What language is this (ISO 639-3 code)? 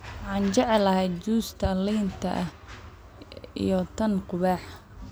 som